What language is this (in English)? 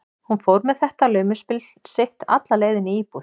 Icelandic